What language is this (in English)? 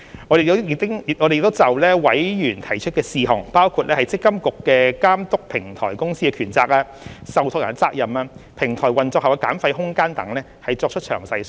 Cantonese